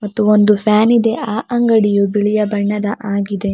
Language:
Kannada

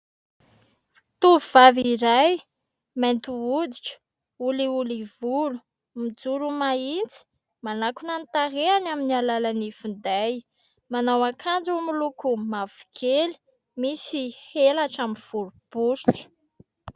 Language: Malagasy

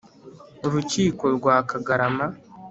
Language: Kinyarwanda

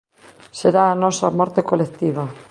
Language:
Galician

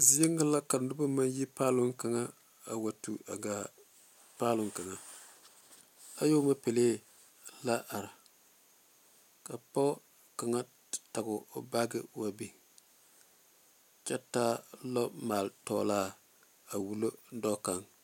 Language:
Southern Dagaare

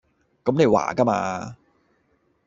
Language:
Cantonese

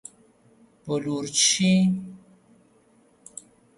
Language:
Persian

